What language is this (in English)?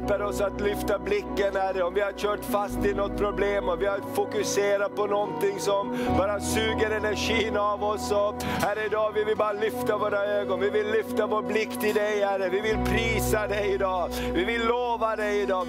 Swedish